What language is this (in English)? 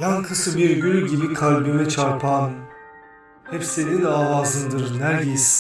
Turkish